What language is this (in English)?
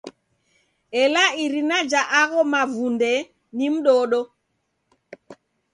Taita